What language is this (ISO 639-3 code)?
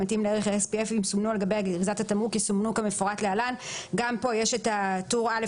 heb